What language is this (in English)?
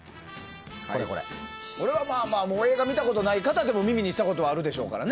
Japanese